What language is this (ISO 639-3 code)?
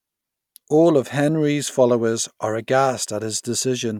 eng